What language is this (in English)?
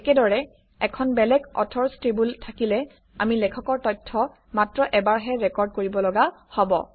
Assamese